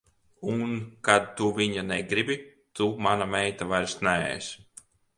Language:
Latvian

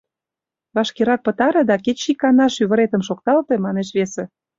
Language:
Mari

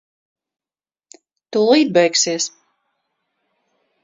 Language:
Latvian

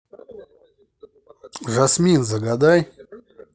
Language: Russian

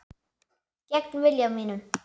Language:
Icelandic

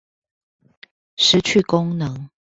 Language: Chinese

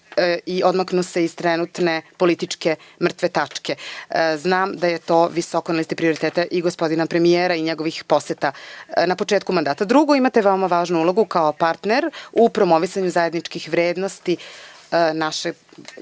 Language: Serbian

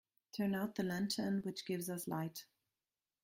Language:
English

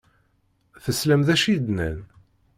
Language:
Kabyle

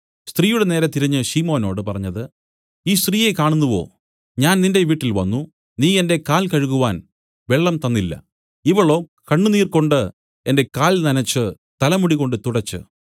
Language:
Malayalam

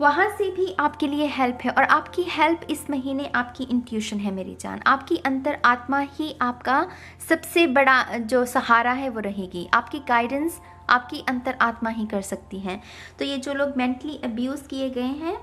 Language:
Hindi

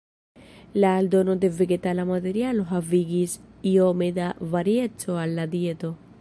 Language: Esperanto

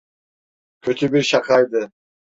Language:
Turkish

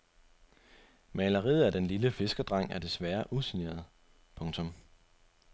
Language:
Danish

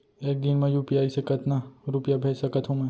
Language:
Chhattisgarhi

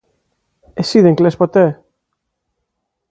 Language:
Greek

